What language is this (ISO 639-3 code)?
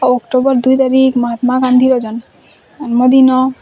ori